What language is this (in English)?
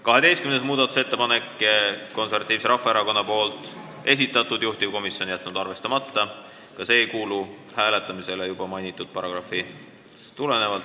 Estonian